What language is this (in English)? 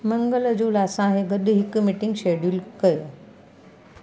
Sindhi